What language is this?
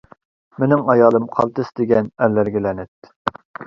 Uyghur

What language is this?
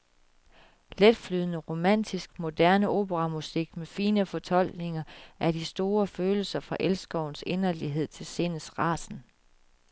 Danish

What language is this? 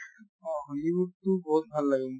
Assamese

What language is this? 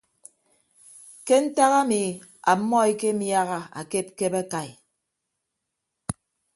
Ibibio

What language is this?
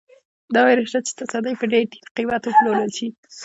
Pashto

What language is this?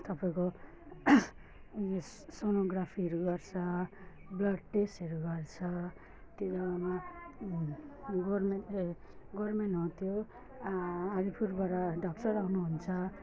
Nepali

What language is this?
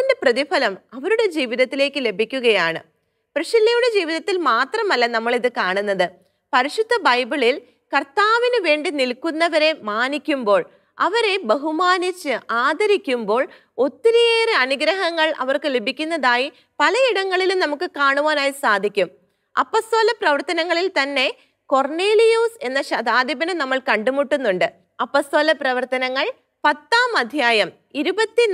Malayalam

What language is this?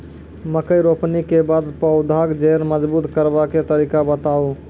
Maithili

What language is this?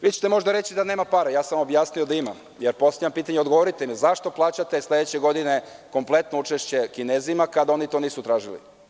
Serbian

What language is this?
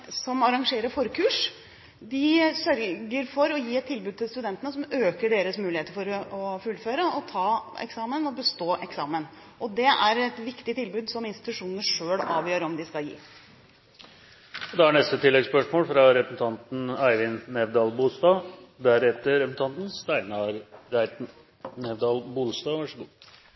Norwegian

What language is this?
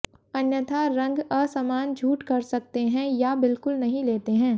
Hindi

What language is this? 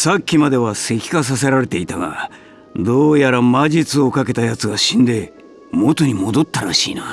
Japanese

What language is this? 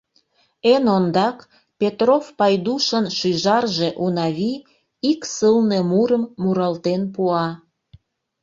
Mari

